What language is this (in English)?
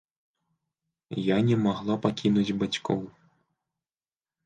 Belarusian